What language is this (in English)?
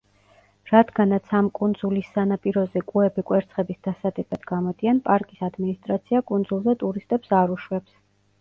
Georgian